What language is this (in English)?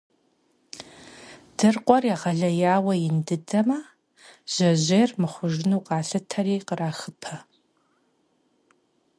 Kabardian